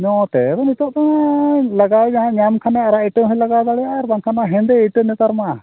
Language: Santali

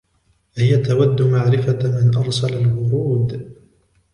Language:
Arabic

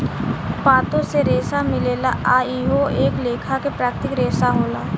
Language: Bhojpuri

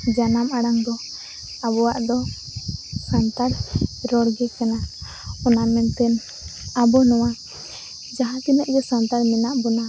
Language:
Santali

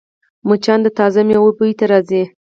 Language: Pashto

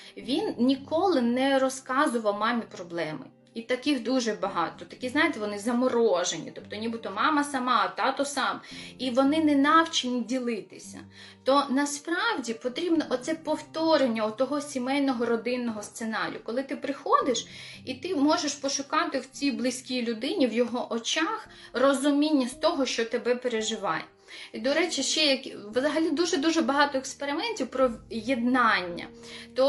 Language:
Ukrainian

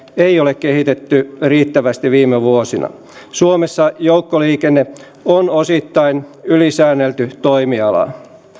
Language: Finnish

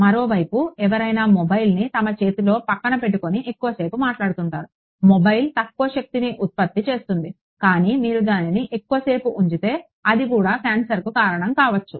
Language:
Telugu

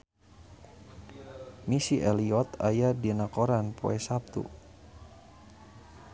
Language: Sundanese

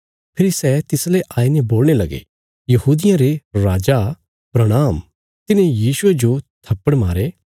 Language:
Bilaspuri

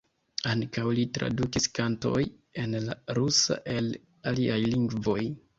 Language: Esperanto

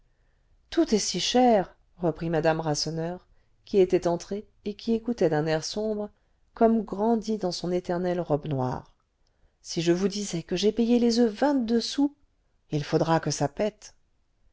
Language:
French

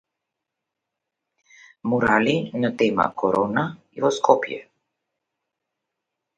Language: Macedonian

